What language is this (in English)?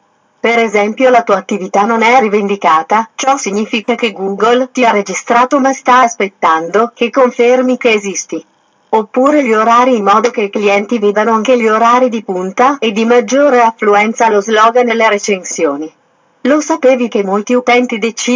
Italian